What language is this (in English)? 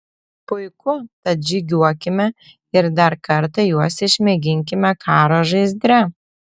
Lithuanian